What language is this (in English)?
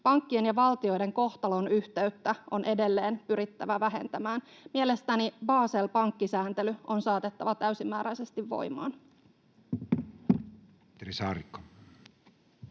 Finnish